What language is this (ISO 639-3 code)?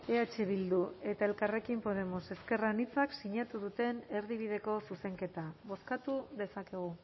eus